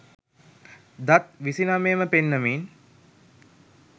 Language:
Sinhala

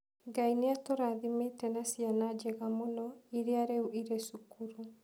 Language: Kikuyu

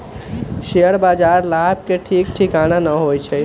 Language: Magahi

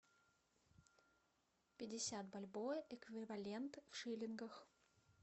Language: Russian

